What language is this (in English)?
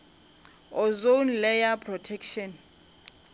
Northern Sotho